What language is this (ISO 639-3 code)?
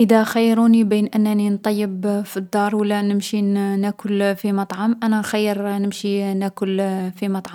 arq